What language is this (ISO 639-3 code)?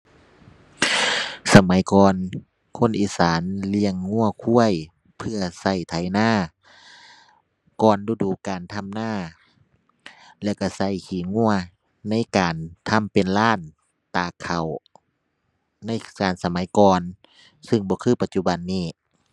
tha